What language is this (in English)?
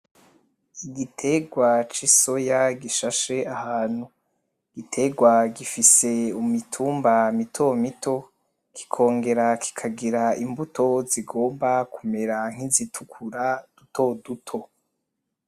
Rundi